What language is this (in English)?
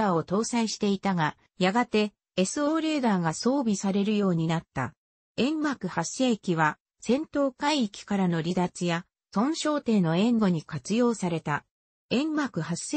Japanese